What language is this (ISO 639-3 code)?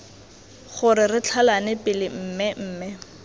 tsn